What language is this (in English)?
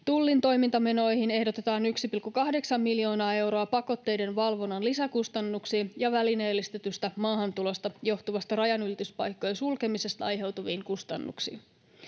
Finnish